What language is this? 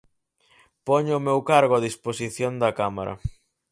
Galician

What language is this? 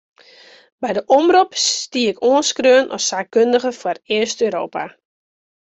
Western Frisian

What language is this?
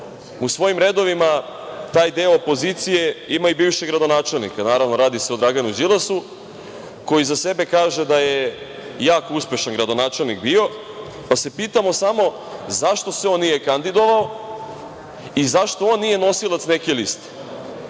Serbian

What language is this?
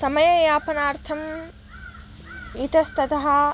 Sanskrit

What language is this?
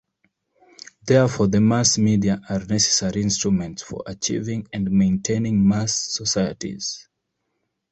English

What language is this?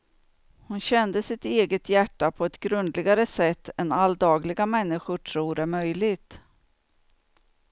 Swedish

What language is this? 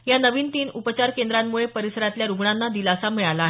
Marathi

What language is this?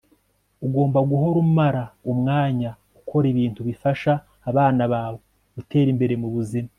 Kinyarwanda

